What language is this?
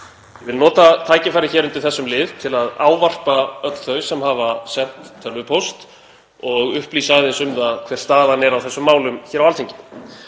Icelandic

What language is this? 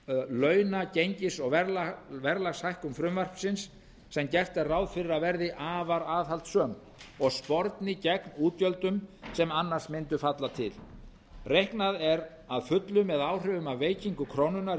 Icelandic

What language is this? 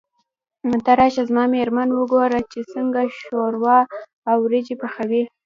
Pashto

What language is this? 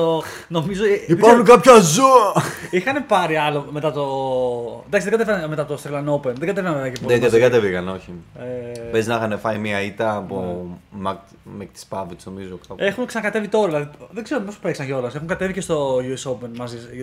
Greek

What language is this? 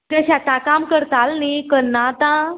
Konkani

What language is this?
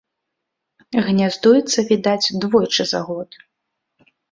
Belarusian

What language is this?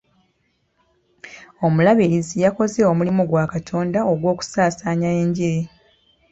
Ganda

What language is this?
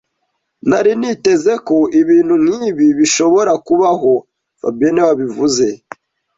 Kinyarwanda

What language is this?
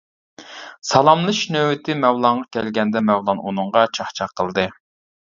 Uyghur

